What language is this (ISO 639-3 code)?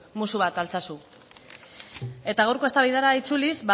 eus